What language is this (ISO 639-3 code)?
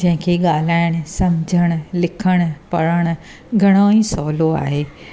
snd